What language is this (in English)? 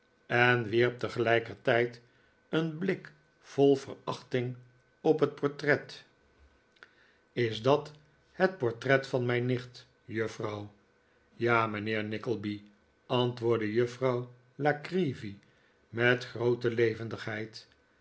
Dutch